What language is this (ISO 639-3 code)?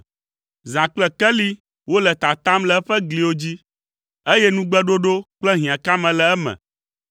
ewe